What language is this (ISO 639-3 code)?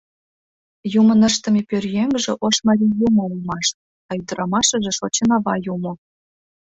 chm